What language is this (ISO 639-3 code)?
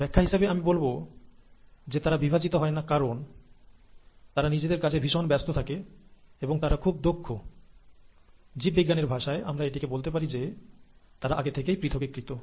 ben